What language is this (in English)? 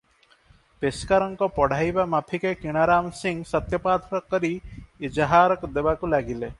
Odia